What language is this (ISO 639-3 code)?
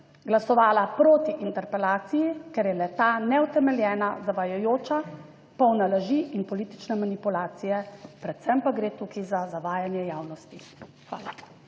slv